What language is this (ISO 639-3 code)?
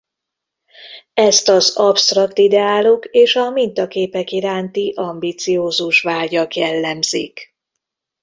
hun